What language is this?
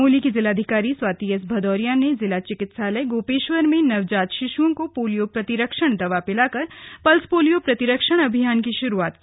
Hindi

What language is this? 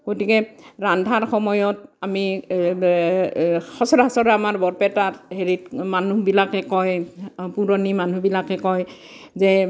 Assamese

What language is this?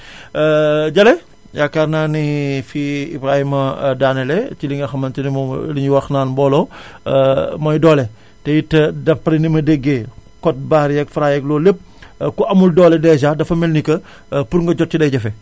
Wolof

